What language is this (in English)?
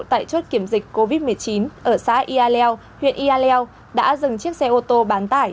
Vietnamese